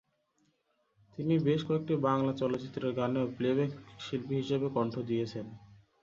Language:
Bangla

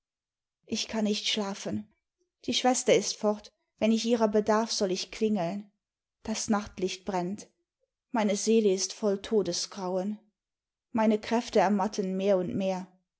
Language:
German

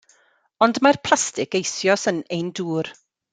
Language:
Welsh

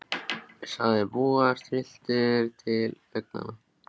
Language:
Icelandic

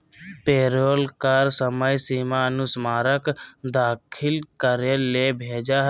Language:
Magahi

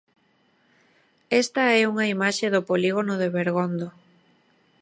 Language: Galician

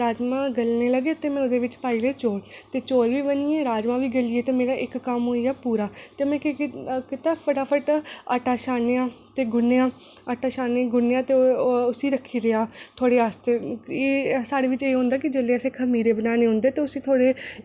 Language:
Dogri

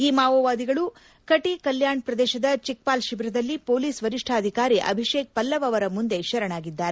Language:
Kannada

